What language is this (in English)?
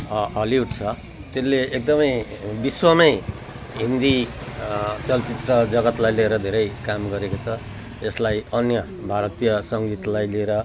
Nepali